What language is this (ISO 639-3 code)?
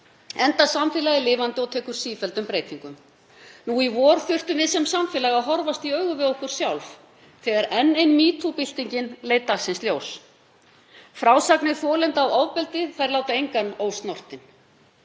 isl